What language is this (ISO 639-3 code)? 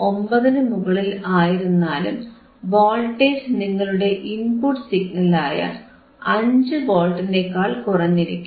mal